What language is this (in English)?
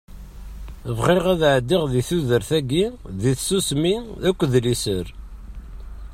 Kabyle